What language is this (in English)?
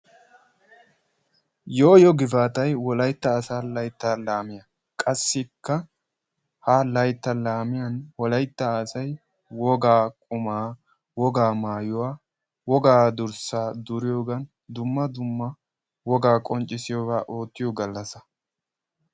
Wolaytta